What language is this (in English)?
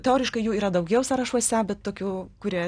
Lithuanian